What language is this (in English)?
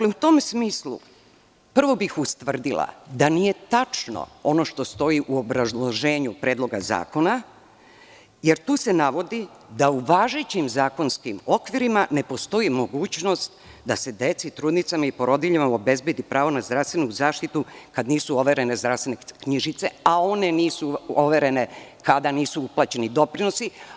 Serbian